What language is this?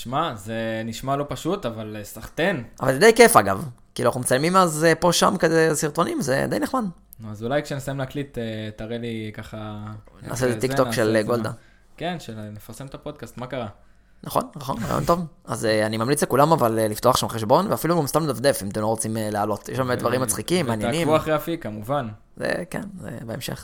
Hebrew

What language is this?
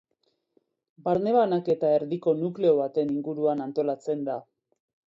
Basque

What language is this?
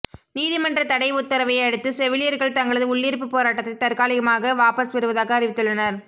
Tamil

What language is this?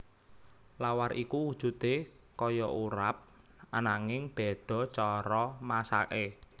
Javanese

